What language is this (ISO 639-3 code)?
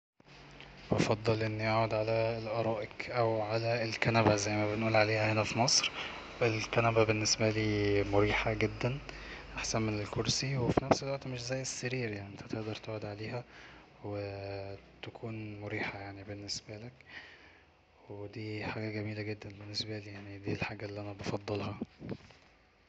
arz